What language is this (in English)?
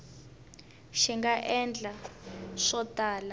Tsonga